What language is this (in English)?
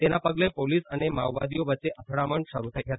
Gujarati